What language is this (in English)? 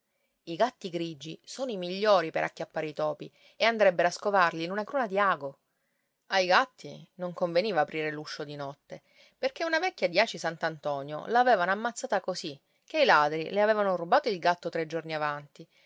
Italian